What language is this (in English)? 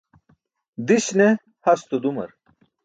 Burushaski